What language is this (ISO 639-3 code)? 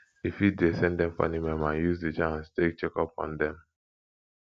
pcm